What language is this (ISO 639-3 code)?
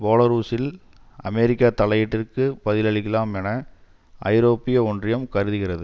tam